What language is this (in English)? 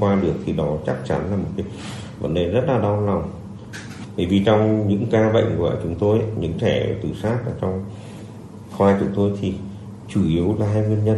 Vietnamese